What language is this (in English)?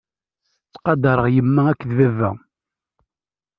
Kabyle